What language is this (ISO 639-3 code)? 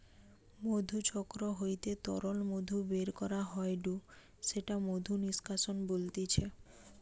ben